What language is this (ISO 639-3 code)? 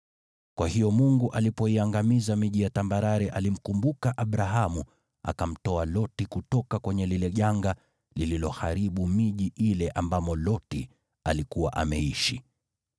swa